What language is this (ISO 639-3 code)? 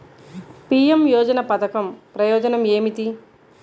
tel